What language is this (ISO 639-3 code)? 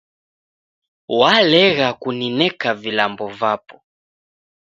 dav